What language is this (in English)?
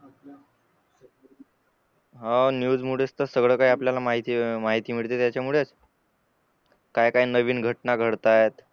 Marathi